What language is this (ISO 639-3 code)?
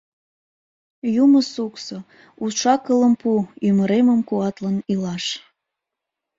chm